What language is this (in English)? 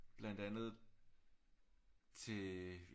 Danish